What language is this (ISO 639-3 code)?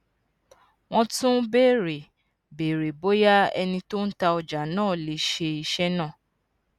yor